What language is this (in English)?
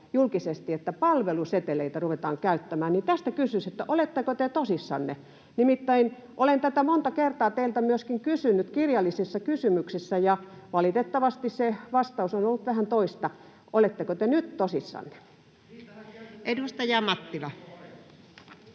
Finnish